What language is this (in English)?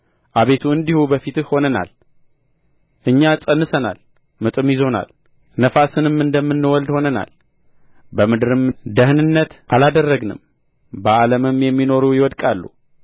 Amharic